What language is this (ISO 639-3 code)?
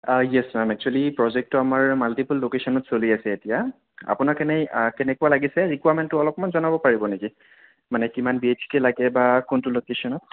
asm